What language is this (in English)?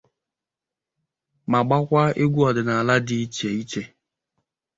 Igbo